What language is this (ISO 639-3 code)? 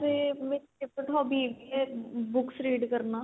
pan